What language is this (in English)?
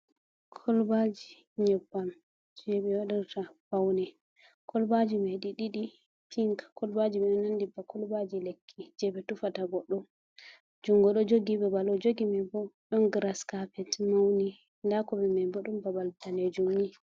Fula